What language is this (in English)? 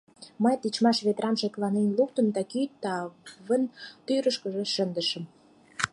Mari